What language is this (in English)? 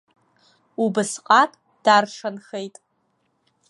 Abkhazian